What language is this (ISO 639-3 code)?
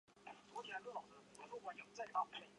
zho